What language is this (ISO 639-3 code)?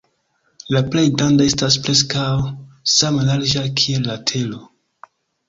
epo